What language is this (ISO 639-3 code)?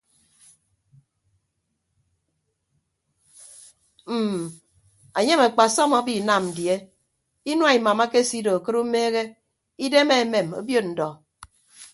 ibb